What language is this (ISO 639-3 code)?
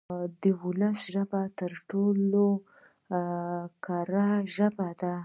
pus